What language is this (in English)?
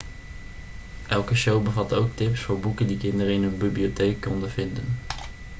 Dutch